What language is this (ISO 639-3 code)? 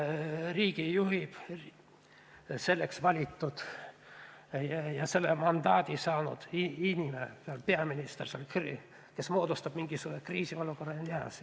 est